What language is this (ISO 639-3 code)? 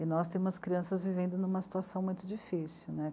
por